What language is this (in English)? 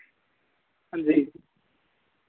Dogri